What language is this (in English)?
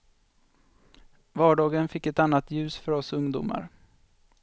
Swedish